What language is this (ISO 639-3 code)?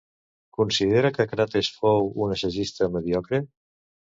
cat